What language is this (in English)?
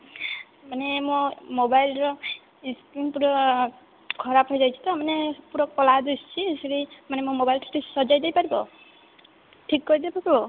Odia